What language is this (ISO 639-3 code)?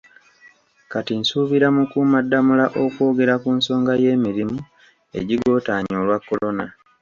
lug